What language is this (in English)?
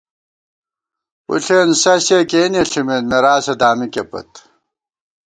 Gawar-Bati